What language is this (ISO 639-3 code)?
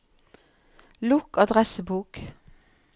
nor